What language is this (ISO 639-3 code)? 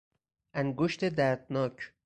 fas